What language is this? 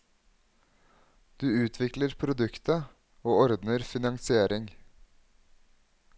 Norwegian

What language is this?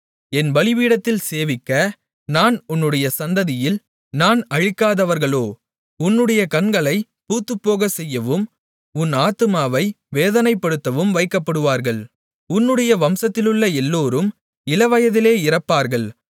Tamil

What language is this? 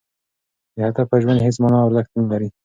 Pashto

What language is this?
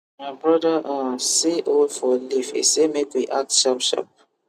Nigerian Pidgin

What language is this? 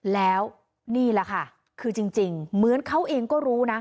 Thai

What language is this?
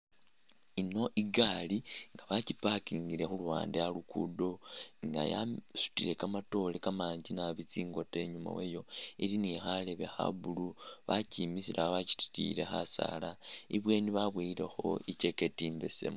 Masaaba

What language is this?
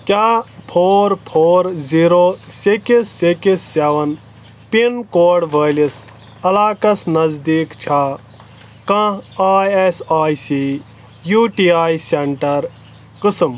Kashmiri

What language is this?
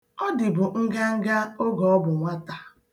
Igbo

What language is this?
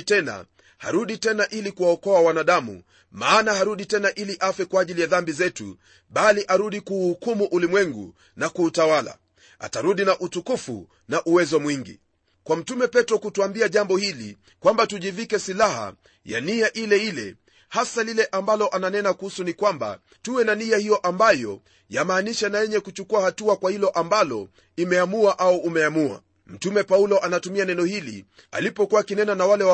Swahili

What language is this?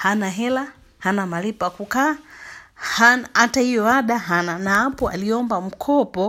Swahili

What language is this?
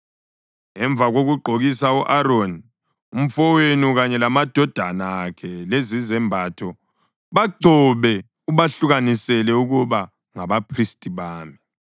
North Ndebele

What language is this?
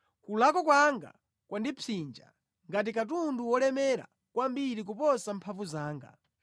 Nyanja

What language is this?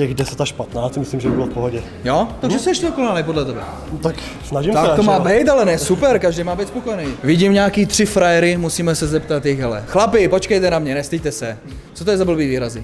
Czech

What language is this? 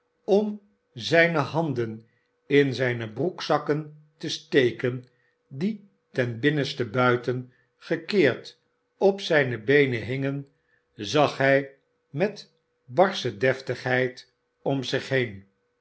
Dutch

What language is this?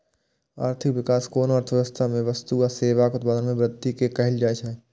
Maithili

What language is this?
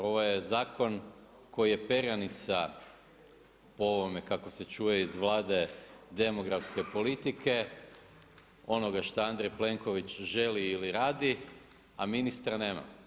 Croatian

